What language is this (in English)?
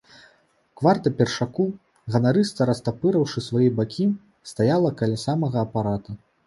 Belarusian